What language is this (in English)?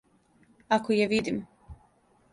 Serbian